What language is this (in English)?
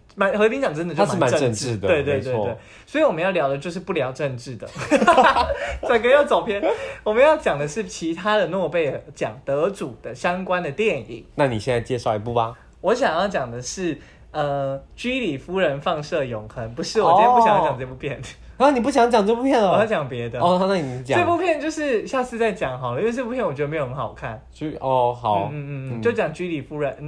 Chinese